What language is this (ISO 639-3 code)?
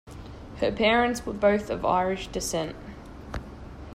eng